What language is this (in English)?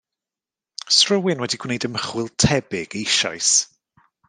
Welsh